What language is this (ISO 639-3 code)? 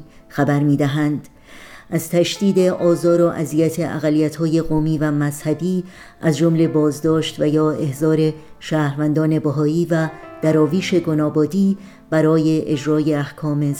fas